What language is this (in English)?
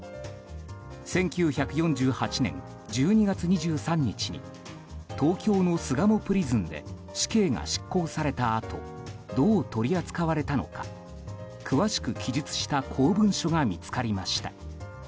Japanese